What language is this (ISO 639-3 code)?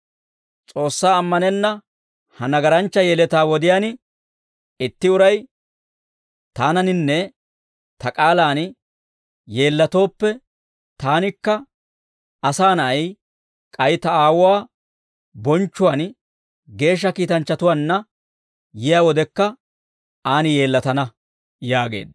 dwr